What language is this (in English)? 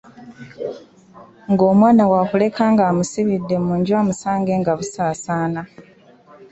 Ganda